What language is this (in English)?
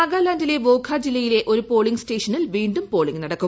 Malayalam